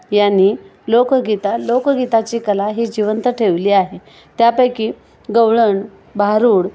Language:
Marathi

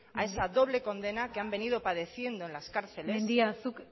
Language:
Spanish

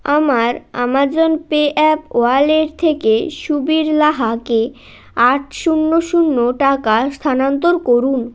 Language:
Bangla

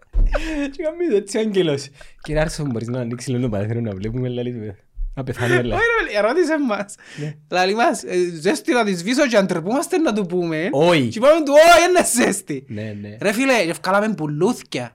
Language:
Greek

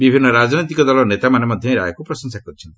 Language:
Odia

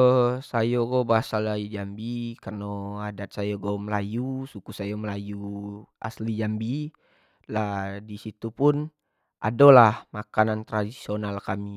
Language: Jambi Malay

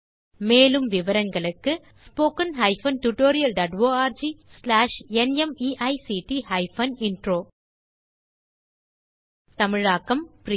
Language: Tamil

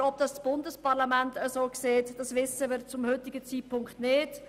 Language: Swiss German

